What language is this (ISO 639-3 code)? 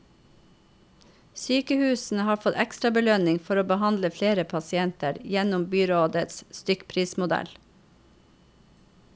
nor